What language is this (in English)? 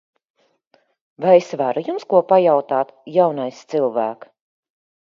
Latvian